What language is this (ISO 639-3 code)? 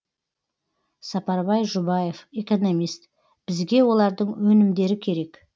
kaz